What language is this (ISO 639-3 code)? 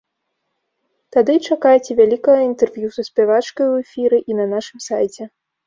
bel